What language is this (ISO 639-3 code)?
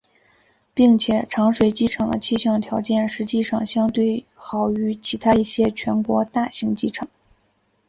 zho